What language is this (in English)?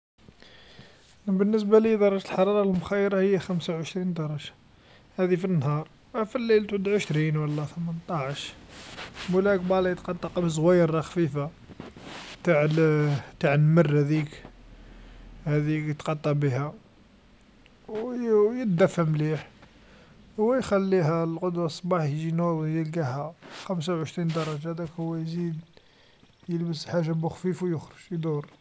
Algerian Arabic